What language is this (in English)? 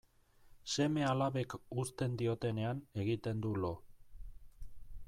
Basque